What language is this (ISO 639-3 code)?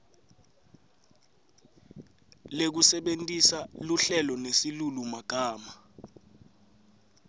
ssw